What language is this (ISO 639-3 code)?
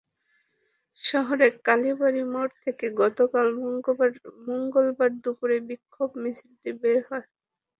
ben